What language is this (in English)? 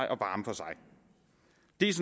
Danish